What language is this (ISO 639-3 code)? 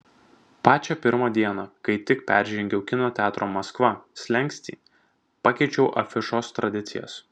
lit